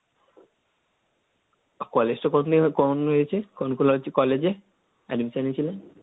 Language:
Bangla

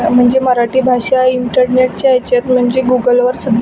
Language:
Marathi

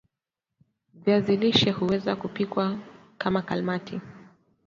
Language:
Swahili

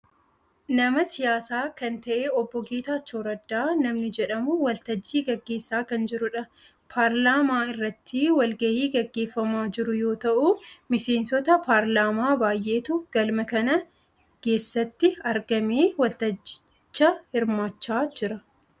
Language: Oromo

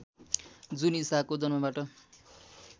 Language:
Nepali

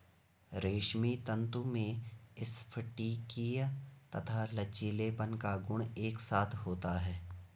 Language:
Hindi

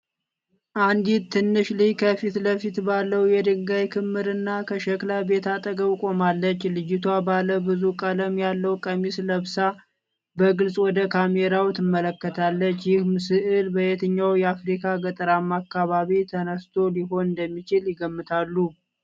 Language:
Amharic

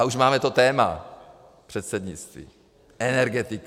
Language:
Czech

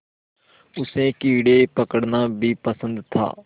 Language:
Hindi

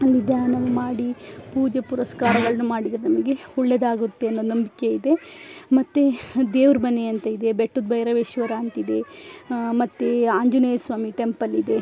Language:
Kannada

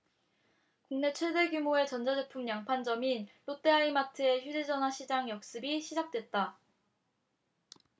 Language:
Korean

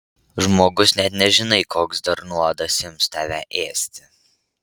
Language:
Lithuanian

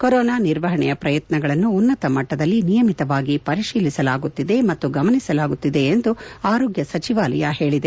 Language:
Kannada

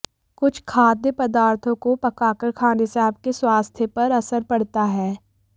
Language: Hindi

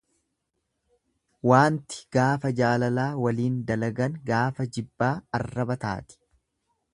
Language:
Oromo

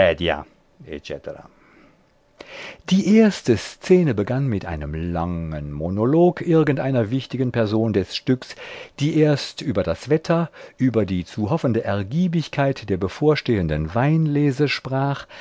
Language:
German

